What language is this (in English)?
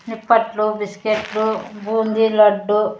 Telugu